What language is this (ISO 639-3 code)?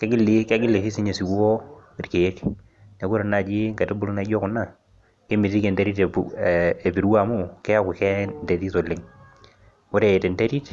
mas